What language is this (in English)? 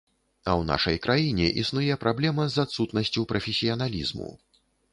Belarusian